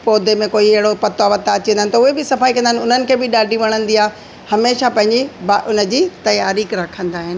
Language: Sindhi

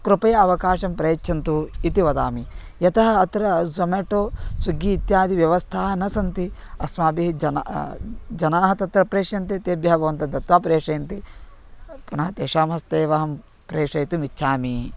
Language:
Sanskrit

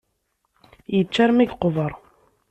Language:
Kabyle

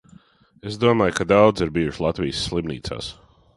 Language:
Latvian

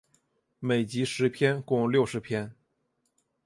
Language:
Chinese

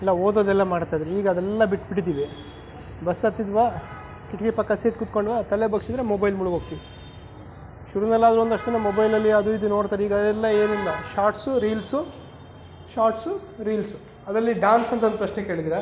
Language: Kannada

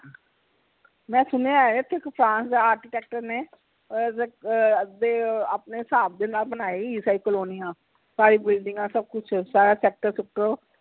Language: Punjabi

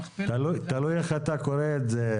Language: Hebrew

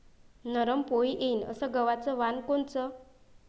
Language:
Marathi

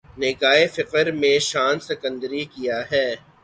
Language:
Urdu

